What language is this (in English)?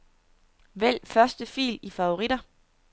Danish